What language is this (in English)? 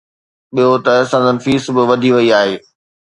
Sindhi